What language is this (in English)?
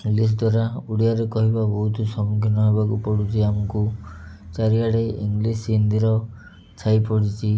Odia